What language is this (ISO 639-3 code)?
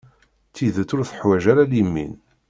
kab